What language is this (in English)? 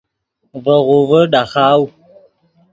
Yidgha